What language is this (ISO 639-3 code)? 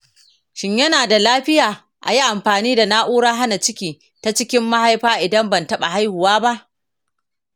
hau